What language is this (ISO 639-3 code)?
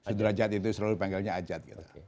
ind